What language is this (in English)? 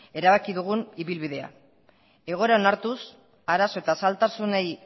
Basque